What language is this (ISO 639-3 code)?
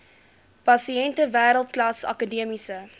afr